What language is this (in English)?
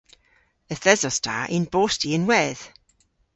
Cornish